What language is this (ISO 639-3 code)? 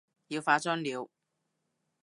yue